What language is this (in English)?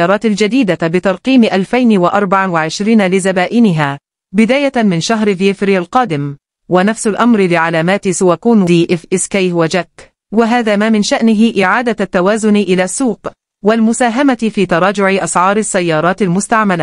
Arabic